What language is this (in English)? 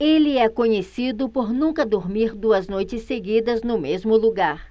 Portuguese